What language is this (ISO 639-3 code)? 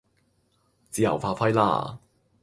yue